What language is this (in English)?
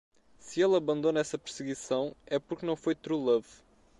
Portuguese